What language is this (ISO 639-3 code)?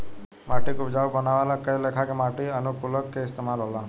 bho